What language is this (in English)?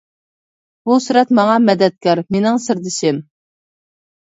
Uyghur